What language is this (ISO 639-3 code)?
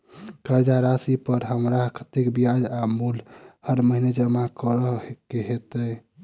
mai